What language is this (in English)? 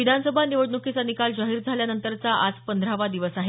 Marathi